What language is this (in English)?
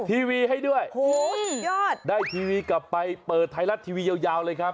Thai